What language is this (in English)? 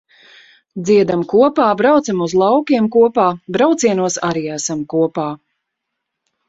Latvian